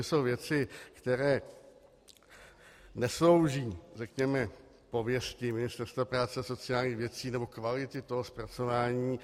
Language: Czech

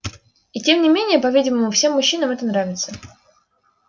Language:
Russian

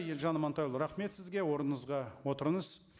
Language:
Kazakh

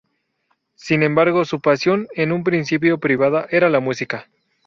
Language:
Spanish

